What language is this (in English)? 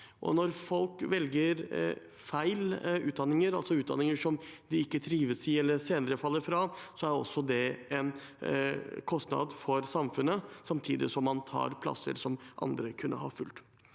Norwegian